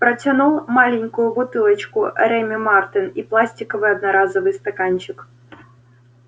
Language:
Russian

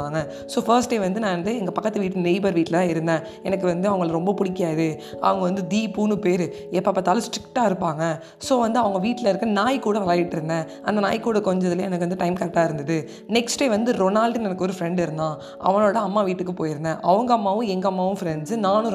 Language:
Tamil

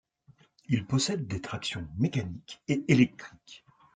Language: French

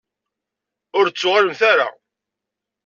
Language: Kabyle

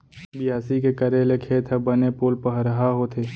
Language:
Chhattisgarhi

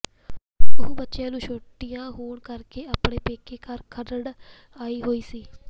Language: Punjabi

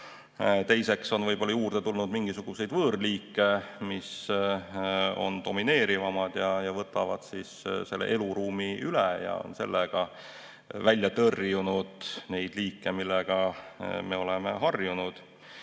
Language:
Estonian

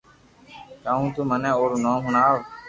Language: Loarki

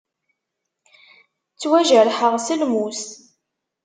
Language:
Kabyle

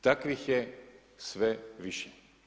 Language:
Croatian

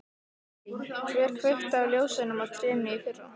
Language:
Icelandic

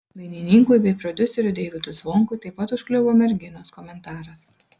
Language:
Lithuanian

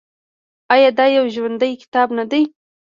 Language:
Pashto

